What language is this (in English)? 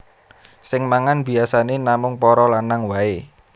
Javanese